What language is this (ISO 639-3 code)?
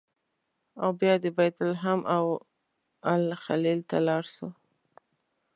pus